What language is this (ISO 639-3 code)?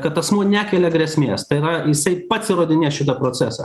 lit